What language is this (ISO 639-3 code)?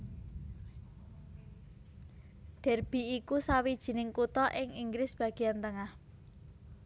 jav